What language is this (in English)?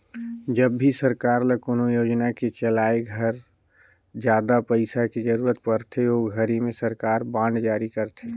Chhattisgarhi